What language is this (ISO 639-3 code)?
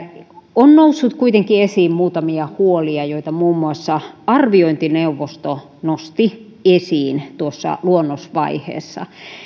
fin